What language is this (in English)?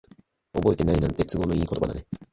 Japanese